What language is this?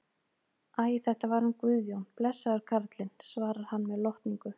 Icelandic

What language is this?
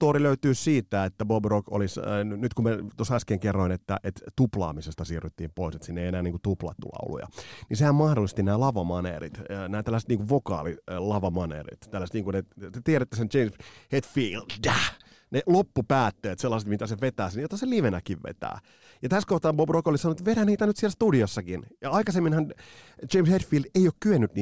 Finnish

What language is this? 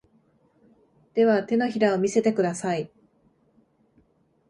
Japanese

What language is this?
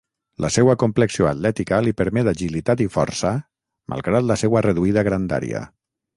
Catalan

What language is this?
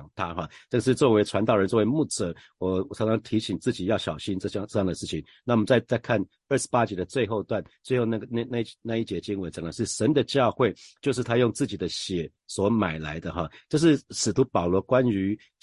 Chinese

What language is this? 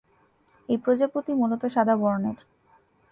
Bangla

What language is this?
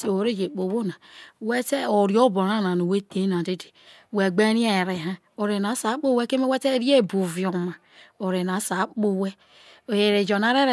Isoko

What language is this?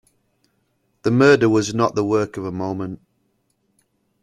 English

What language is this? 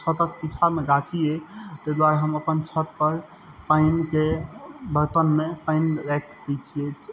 Maithili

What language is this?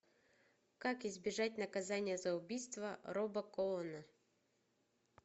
Russian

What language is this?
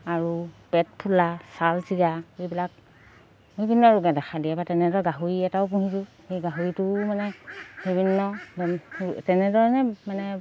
Assamese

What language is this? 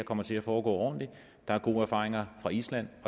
Danish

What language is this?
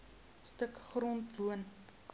Afrikaans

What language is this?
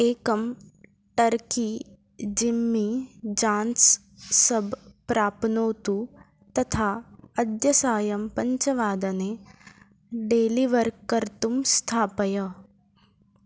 Sanskrit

